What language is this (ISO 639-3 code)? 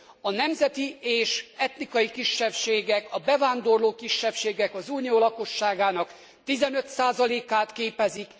hun